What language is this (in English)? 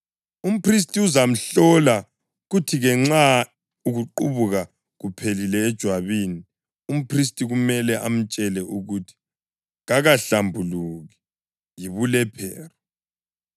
North Ndebele